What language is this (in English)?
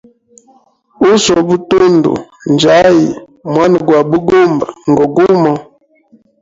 Hemba